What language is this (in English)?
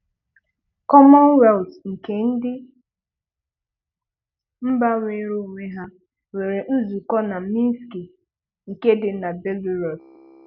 Igbo